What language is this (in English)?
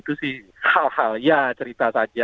Indonesian